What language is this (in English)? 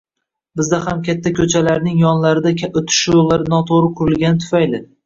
Uzbek